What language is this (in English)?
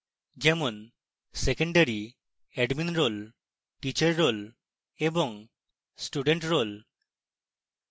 Bangla